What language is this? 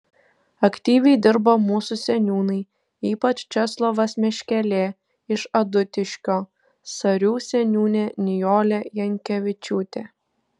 Lithuanian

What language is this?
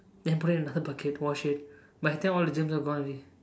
English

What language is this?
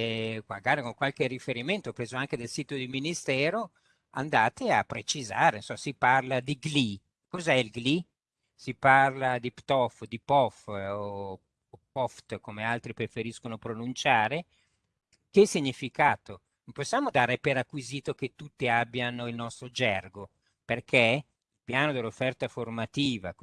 Italian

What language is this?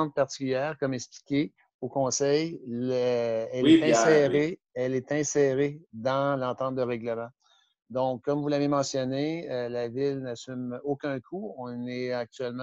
French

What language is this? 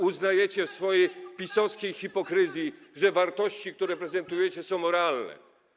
Polish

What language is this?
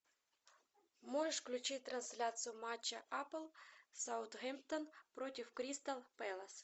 Russian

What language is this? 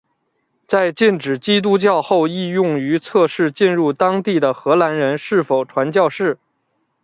Chinese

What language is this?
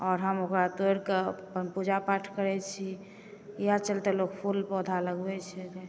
Maithili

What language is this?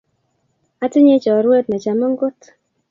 Kalenjin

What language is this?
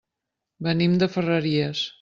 Catalan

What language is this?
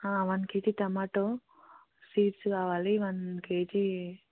Telugu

